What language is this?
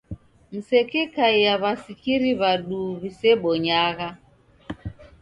Taita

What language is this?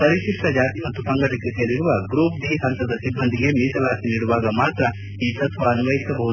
Kannada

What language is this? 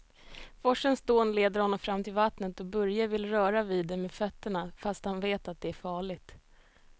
Swedish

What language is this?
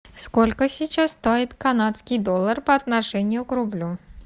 Russian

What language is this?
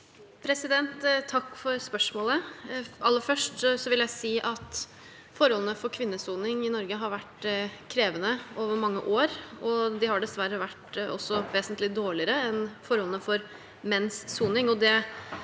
Norwegian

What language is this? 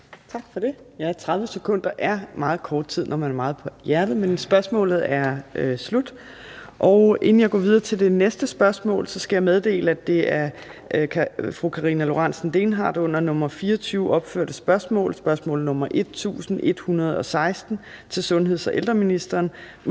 Danish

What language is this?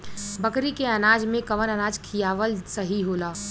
Bhojpuri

